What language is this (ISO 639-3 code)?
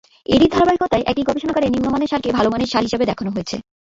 ben